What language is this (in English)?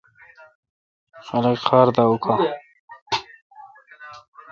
Kalkoti